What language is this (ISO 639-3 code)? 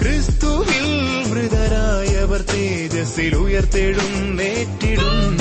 mal